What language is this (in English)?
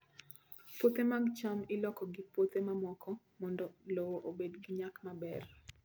Luo (Kenya and Tanzania)